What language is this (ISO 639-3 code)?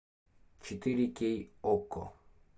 rus